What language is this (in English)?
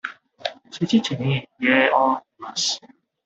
Japanese